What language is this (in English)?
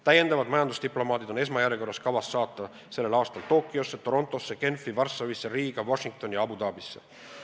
Estonian